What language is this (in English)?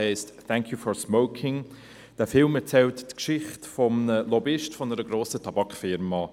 Swiss German